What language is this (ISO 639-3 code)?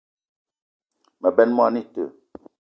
eto